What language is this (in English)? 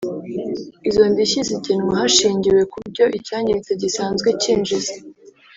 Kinyarwanda